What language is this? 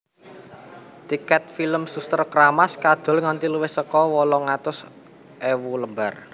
Javanese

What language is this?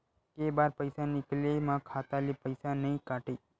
Chhattisgarhi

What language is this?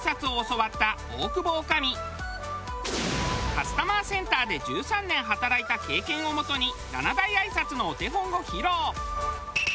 Japanese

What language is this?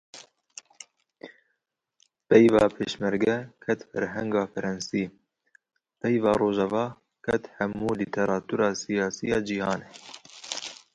Kurdish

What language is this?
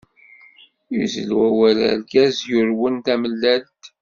Kabyle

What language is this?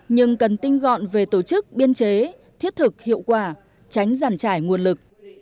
Vietnamese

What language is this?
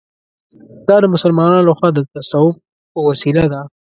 Pashto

